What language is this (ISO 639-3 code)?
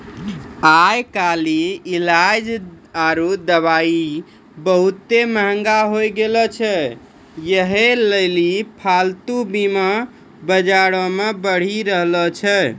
mai